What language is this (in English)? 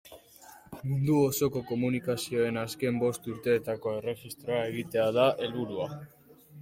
Basque